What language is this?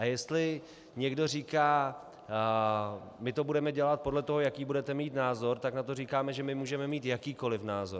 Czech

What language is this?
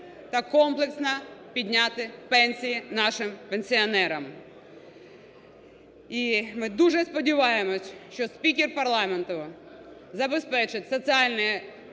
Ukrainian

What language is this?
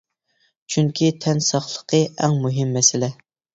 Uyghur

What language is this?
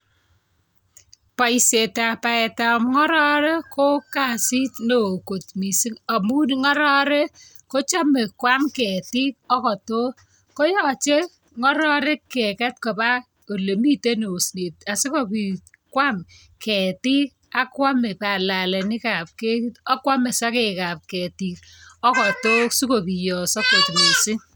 Kalenjin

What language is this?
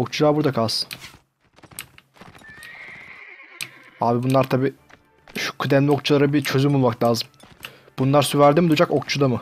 Turkish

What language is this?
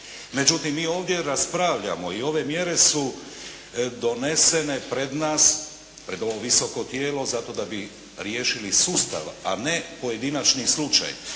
Croatian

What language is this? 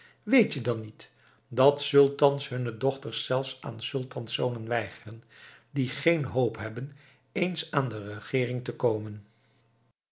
Dutch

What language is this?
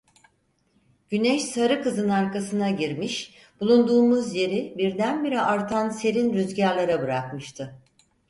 Turkish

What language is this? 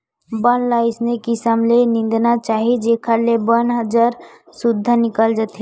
Chhattisgarhi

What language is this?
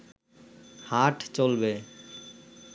Bangla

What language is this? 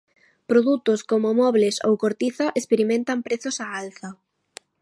Galician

